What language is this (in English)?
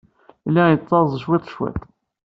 Kabyle